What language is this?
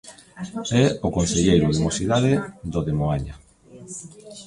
Galician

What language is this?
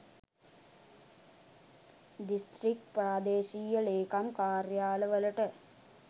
Sinhala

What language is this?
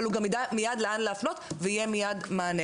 Hebrew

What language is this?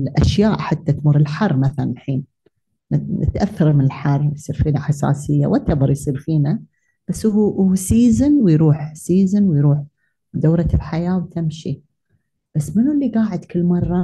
Arabic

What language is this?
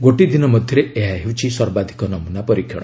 Odia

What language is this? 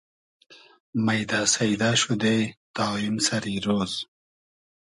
Hazaragi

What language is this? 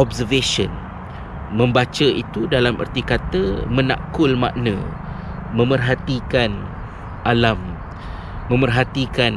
Malay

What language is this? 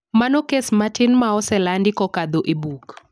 Luo (Kenya and Tanzania)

